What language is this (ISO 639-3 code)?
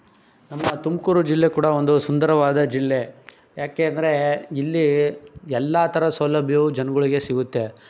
kan